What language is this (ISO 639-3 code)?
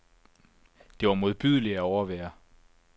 dan